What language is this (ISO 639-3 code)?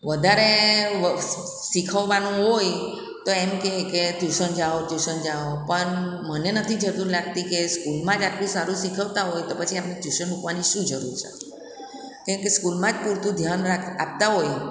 guj